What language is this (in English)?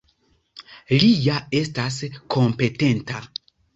Esperanto